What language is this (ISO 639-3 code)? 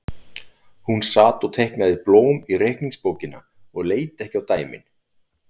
isl